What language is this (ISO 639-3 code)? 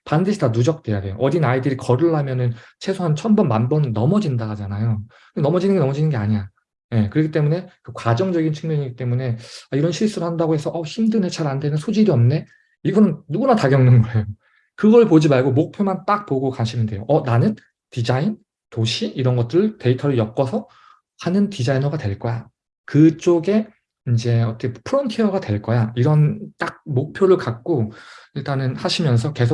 kor